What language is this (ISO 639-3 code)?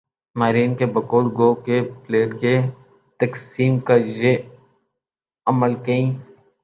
urd